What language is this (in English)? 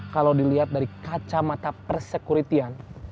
Indonesian